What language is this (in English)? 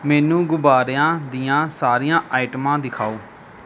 Punjabi